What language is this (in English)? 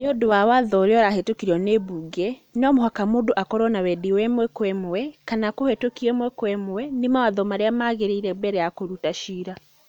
Kikuyu